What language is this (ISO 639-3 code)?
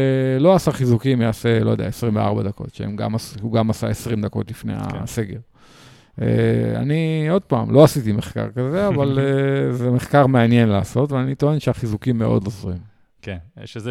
heb